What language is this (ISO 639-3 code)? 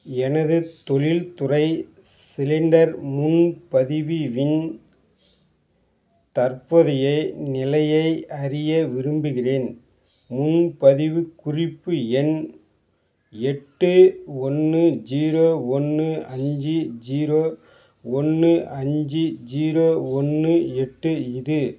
tam